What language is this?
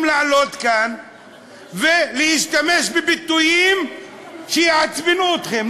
Hebrew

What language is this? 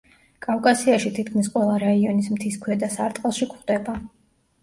Georgian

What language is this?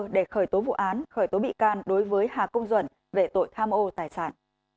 Vietnamese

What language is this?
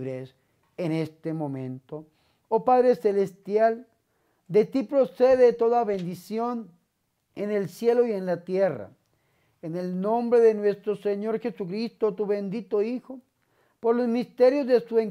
Spanish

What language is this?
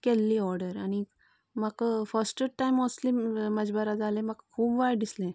Konkani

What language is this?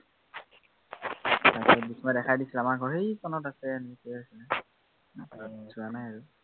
Assamese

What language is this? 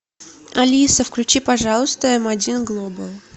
Russian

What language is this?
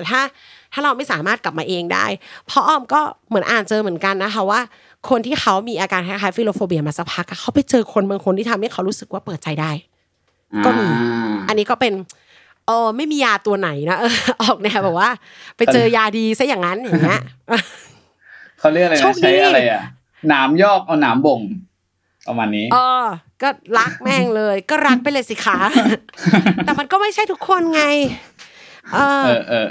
Thai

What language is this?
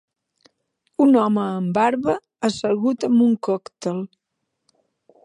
Catalan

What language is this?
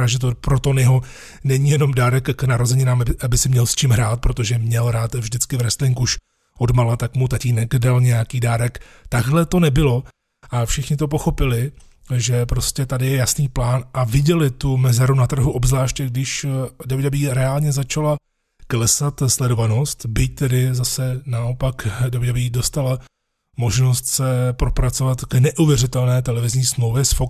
Czech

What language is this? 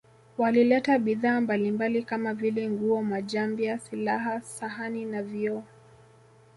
Swahili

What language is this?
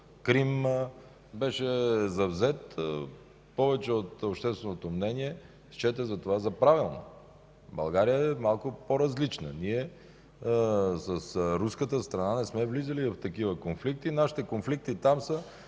Bulgarian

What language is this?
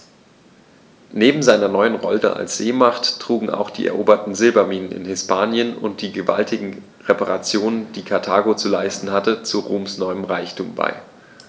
German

